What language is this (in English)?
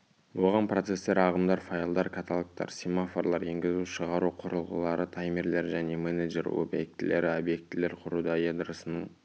Kazakh